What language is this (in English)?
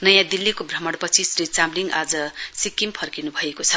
Nepali